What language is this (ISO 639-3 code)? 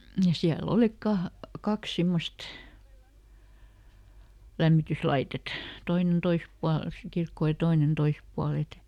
fin